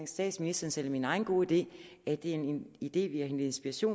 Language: Danish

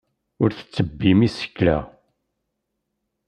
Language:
Kabyle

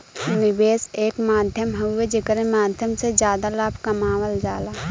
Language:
Bhojpuri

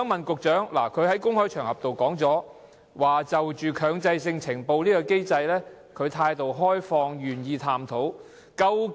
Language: Cantonese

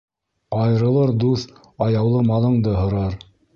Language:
Bashkir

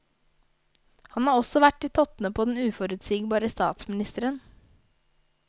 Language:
Norwegian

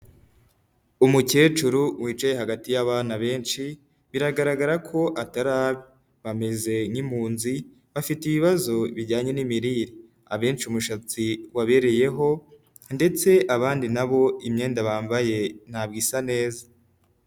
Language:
Kinyarwanda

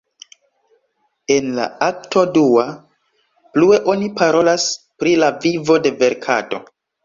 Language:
Esperanto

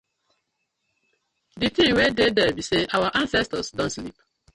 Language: Nigerian Pidgin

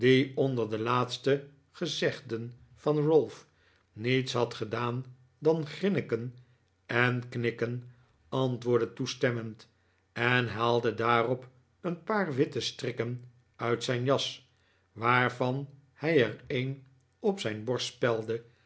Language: Dutch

